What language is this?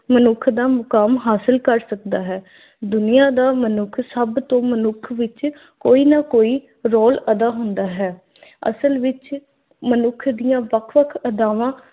Punjabi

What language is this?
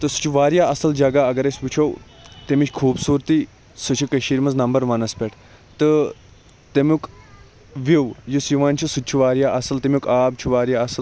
Kashmiri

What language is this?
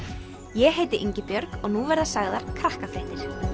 Icelandic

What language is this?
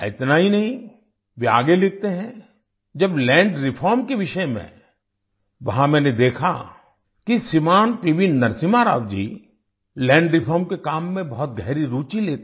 Hindi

